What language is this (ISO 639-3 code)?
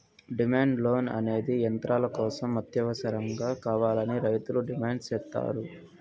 tel